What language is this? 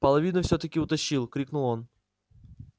Russian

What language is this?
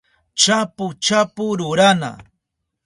Southern Pastaza Quechua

